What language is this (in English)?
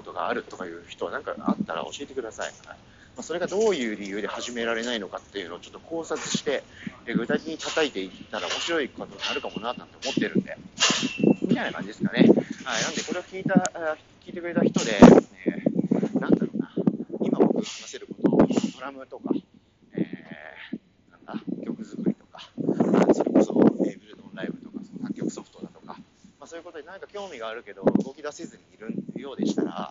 Japanese